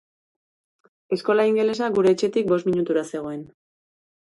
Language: Basque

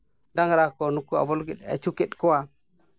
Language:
Santali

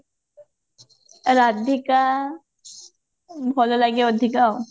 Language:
Odia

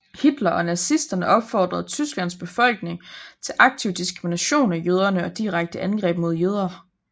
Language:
Danish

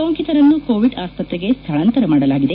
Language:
Kannada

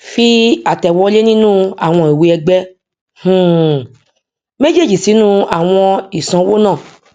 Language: Yoruba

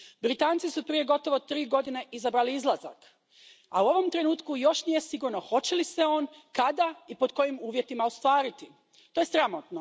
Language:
Croatian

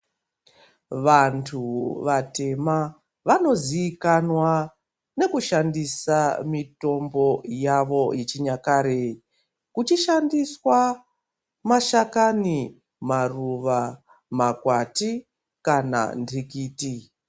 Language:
Ndau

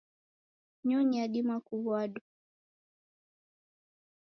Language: Taita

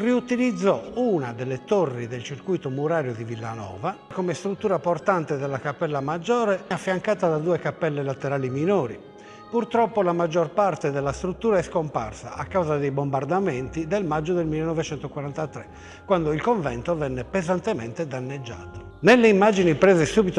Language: Italian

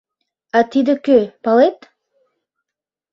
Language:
Mari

